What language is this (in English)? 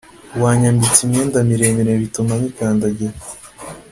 Kinyarwanda